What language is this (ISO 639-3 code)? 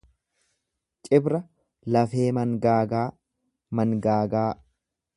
orm